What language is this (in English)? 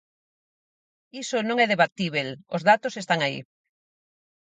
Galician